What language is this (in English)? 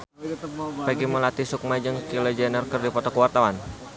Sundanese